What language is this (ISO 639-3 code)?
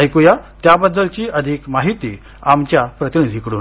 mar